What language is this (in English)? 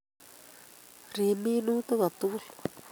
Kalenjin